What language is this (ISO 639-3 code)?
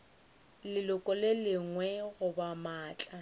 nso